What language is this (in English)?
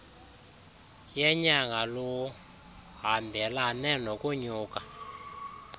Xhosa